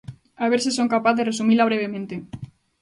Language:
Galician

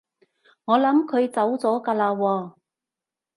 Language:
Cantonese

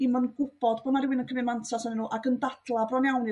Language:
Welsh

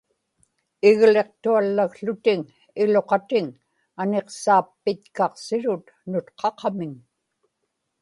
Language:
Inupiaq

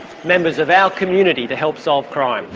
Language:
English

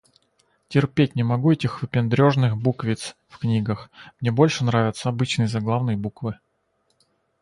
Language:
Russian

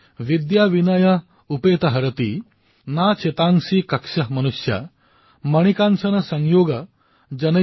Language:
Assamese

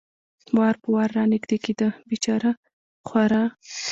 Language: Pashto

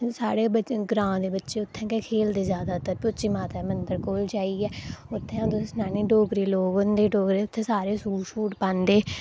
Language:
Dogri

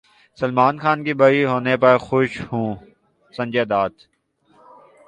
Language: Urdu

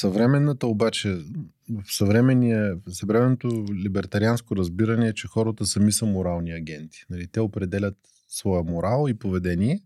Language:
Bulgarian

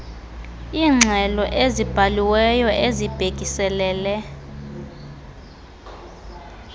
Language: Xhosa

